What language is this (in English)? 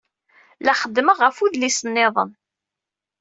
Kabyle